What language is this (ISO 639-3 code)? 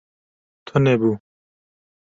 kur